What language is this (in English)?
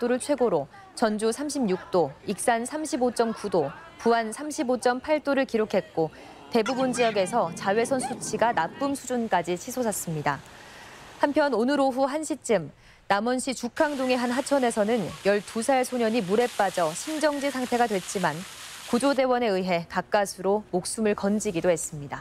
Korean